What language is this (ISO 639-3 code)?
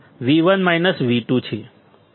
guj